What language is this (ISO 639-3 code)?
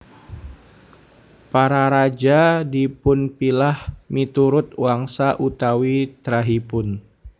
jav